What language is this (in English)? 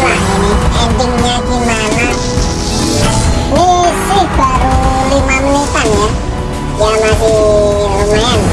Indonesian